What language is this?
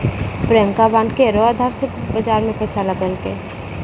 Maithili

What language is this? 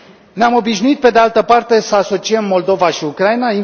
Romanian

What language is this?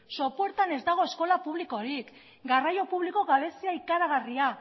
Basque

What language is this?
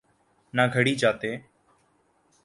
Urdu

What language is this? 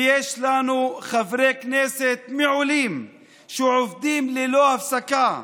Hebrew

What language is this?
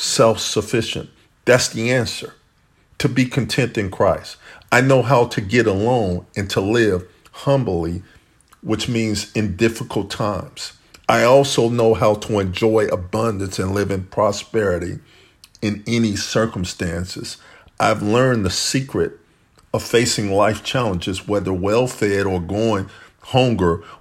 English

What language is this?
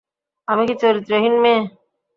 Bangla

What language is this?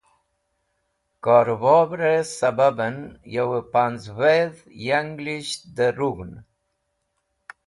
Wakhi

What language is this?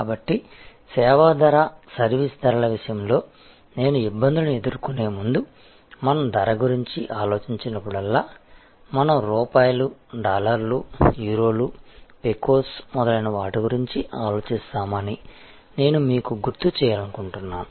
Telugu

